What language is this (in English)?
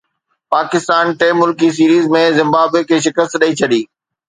Sindhi